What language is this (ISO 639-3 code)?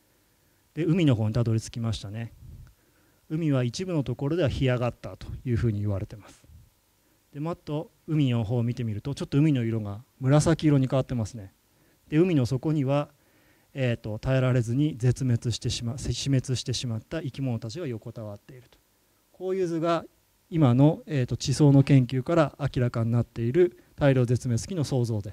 jpn